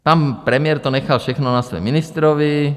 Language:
Czech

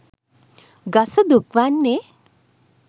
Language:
Sinhala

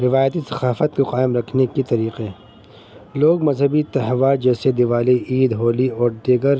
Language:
Urdu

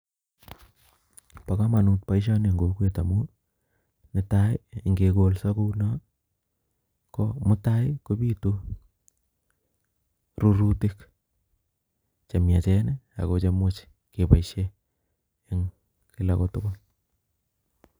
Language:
Kalenjin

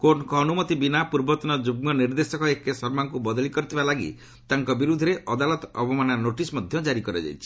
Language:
Odia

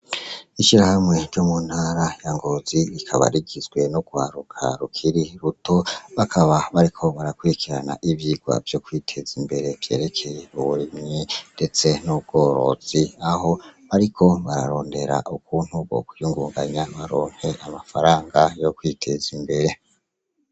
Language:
Rundi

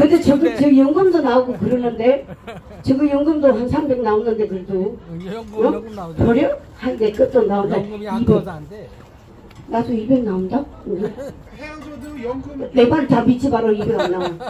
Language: Korean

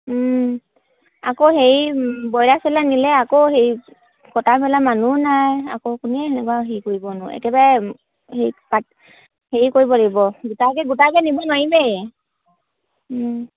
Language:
Assamese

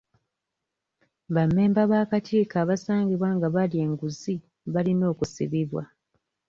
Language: Ganda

